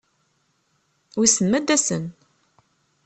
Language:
Kabyle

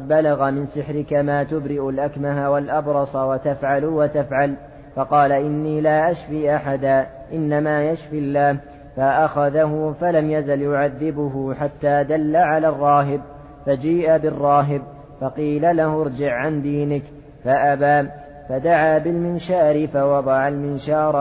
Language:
Arabic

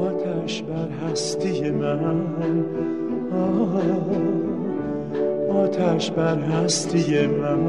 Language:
Persian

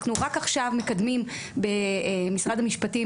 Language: Hebrew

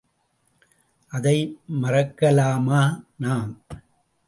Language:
Tamil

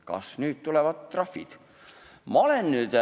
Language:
Estonian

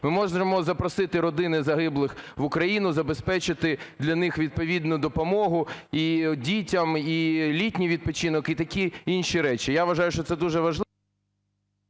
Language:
Ukrainian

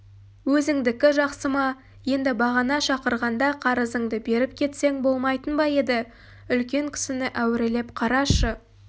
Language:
Kazakh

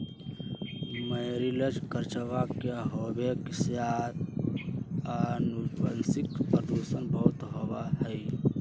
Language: Magahi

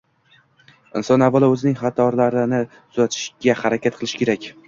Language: Uzbek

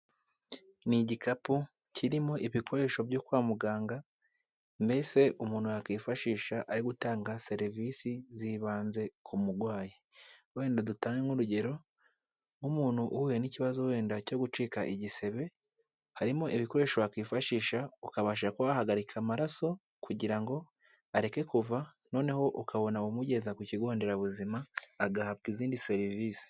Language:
Kinyarwanda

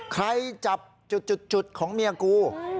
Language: Thai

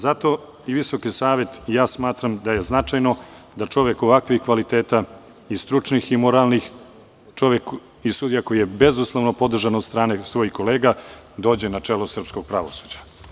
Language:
Serbian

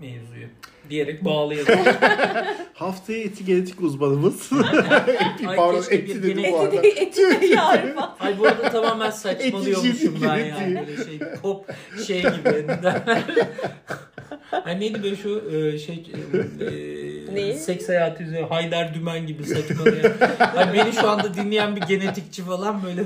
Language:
Turkish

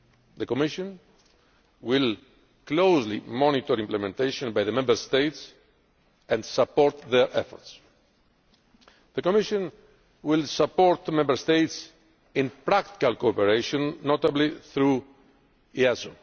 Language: English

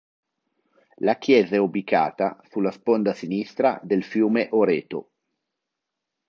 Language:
Italian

